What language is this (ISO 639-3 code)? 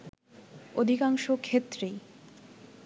ben